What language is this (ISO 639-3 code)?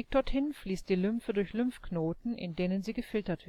deu